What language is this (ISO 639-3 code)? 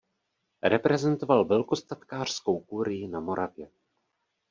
ces